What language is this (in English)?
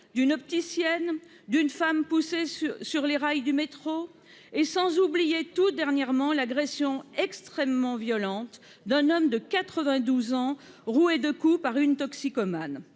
French